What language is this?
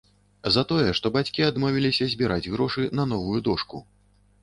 Belarusian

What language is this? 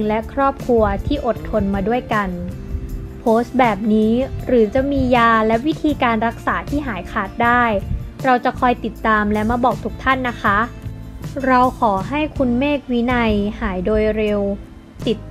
Thai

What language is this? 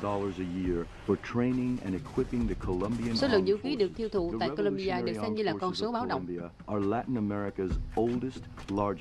Vietnamese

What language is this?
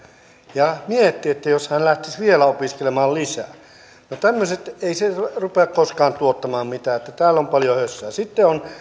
Finnish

